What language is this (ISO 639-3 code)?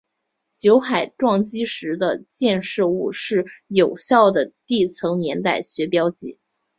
zho